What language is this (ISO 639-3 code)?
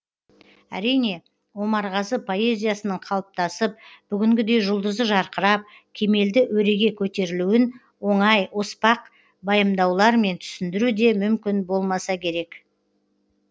kaz